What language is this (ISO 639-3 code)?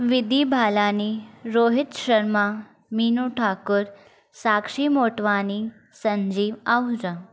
snd